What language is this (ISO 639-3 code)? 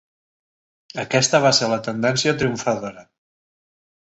cat